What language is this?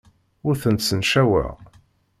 Kabyle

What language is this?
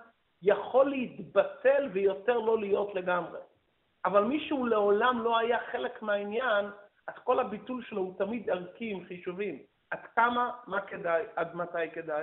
Hebrew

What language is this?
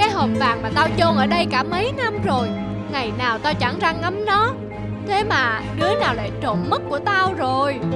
Vietnamese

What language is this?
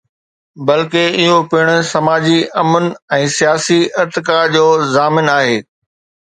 Sindhi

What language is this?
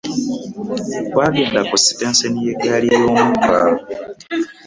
Ganda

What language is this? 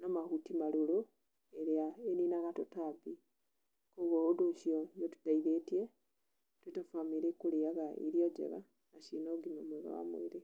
Kikuyu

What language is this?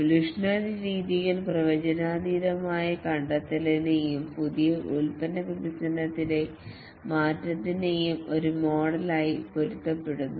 Malayalam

